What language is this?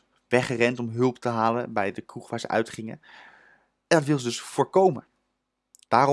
Dutch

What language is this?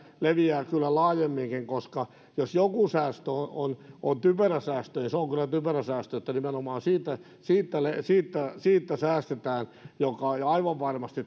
Finnish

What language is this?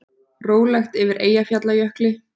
Icelandic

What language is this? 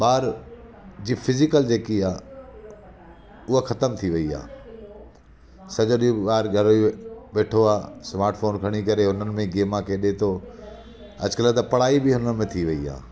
Sindhi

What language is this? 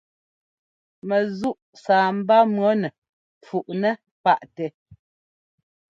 Ngomba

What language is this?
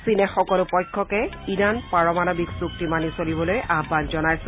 Assamese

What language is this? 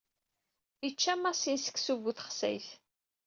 Kabyle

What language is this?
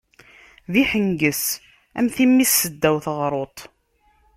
Kabyle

